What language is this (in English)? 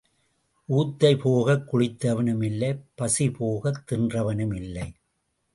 Tamil